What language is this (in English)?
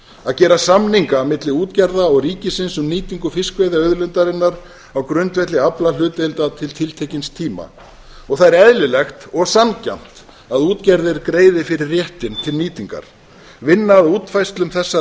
Icelandic